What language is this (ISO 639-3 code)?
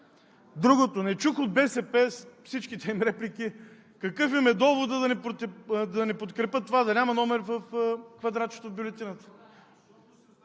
bul